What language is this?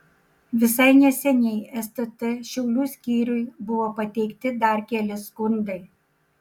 Lithuanian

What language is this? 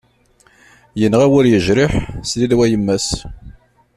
Kabyle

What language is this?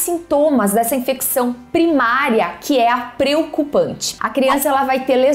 Portuguese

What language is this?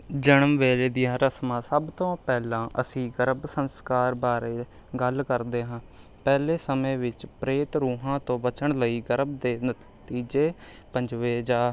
Punjabi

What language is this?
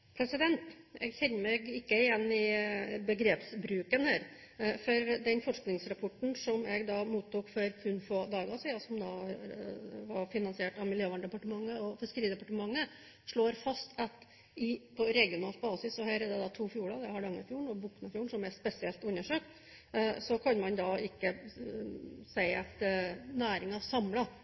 Norwegian Bokmål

